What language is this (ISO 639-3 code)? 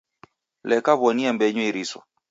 dav